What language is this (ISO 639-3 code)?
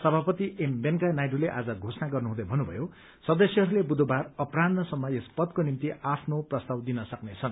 nep